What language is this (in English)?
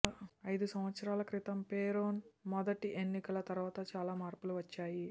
Telugu